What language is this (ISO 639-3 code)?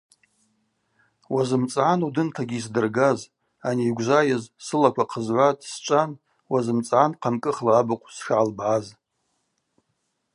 abq